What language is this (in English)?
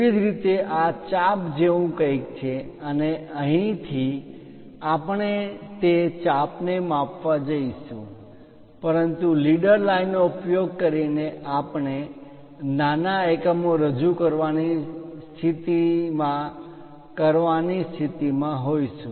Gujarati